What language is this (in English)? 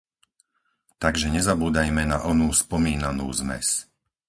Slovak